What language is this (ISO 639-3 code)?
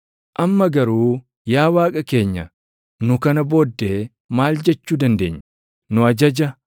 orm